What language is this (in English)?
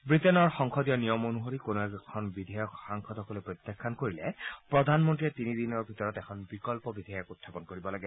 Assamese